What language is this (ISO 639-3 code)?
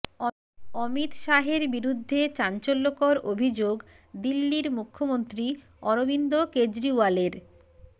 ben